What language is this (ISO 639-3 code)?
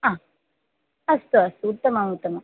san